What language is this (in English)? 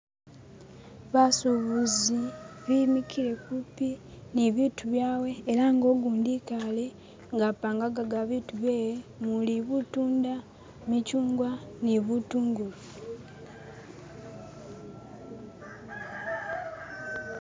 Masaaba